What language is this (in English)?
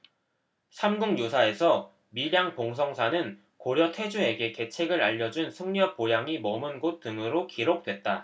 Korean